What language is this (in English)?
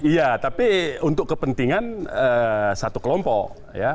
Indonesian